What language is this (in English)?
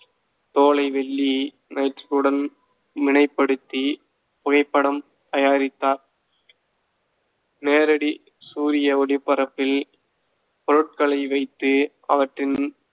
Tamil